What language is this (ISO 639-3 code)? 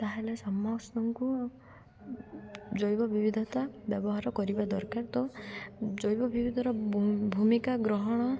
ori